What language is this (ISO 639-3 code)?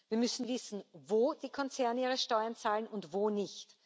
deu